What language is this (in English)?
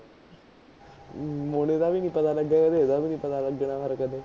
Punjabi